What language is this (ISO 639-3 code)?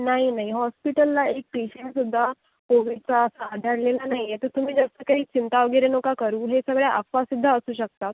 mar